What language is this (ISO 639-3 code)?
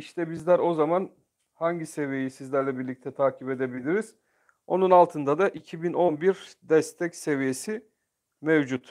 tur